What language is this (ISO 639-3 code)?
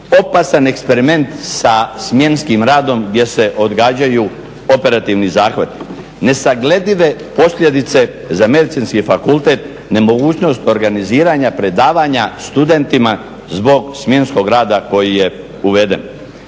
hrv